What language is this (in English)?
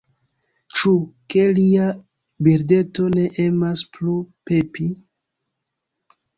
Esperanto